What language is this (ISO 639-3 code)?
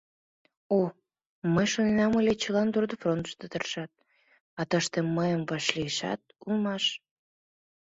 chm